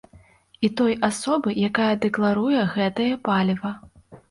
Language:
Belarusian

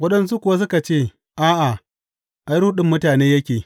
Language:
Hausa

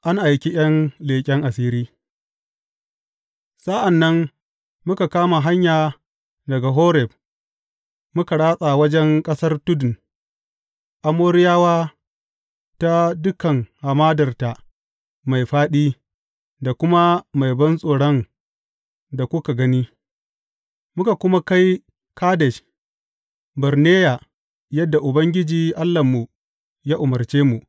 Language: Hausa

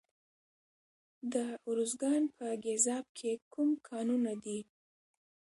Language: Pashto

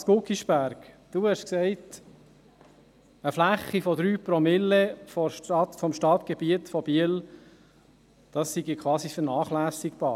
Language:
Swiss German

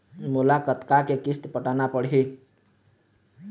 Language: Chhattisgarhi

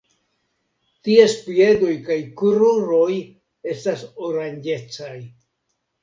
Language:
Esperanto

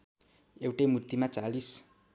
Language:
Nepali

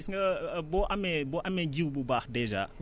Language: Wolof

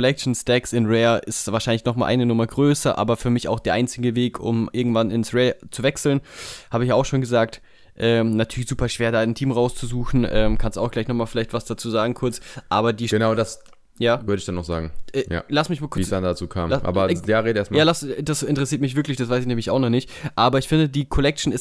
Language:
German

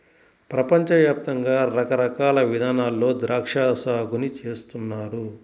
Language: Telugu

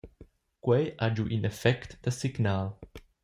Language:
Romansh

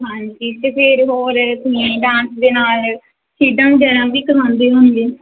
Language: Punjabi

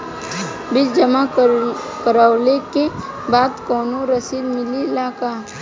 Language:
Bhojpuri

